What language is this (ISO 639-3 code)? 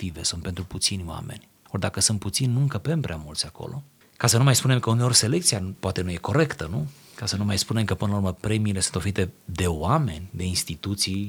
ron